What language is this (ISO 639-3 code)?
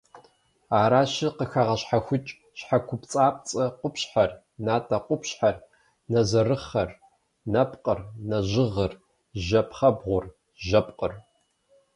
kbd